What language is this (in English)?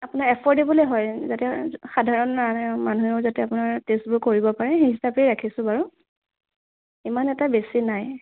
Assamese